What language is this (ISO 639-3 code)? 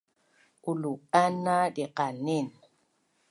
bnn